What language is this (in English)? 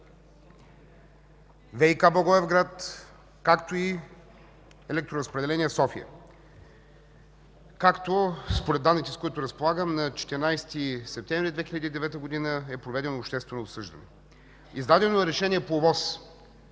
Bulgarian